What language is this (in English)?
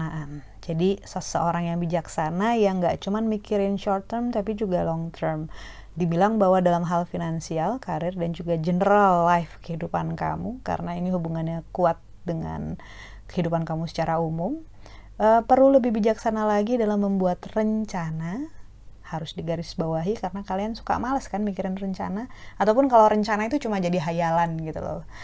Indonesian